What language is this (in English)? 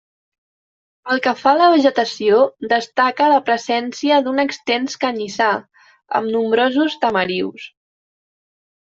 Catalan